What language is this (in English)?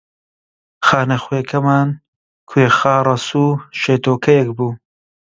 Central Kurdish